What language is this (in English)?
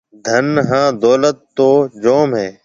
Marwari (Pakistan)